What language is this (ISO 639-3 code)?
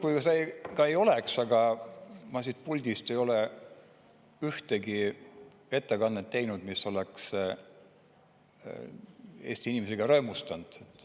est